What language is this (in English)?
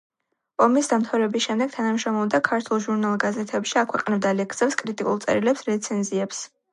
Georgian